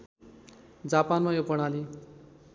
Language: Nepali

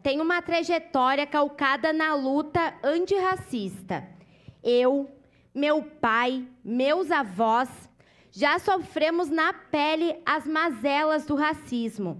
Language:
Portuguese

